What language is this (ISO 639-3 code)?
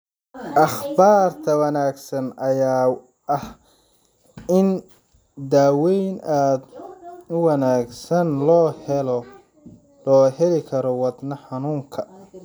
som